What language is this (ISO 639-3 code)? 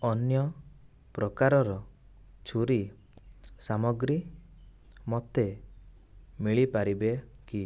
ori